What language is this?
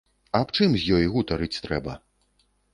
Belarusian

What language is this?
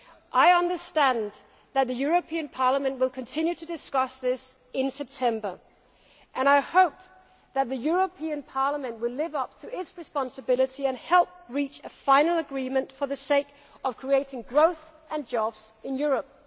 English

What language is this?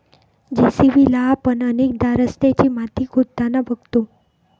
Marathi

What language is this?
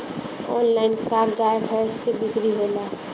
Bhojpuri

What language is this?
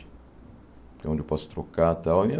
Portuguese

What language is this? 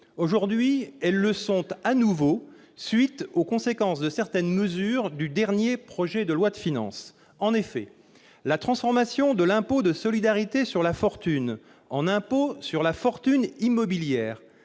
French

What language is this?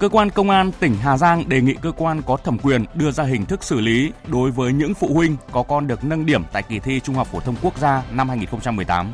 Vietnamese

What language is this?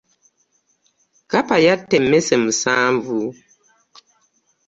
Ganda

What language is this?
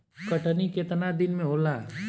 Bhojpuri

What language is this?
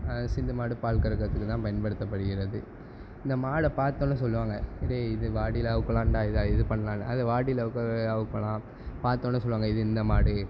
Tamil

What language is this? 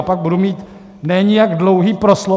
Czech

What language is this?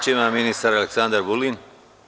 Serbian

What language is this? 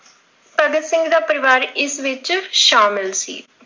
Punjabi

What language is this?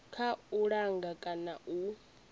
Venda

